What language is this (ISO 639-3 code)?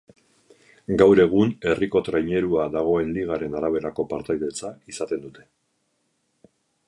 eus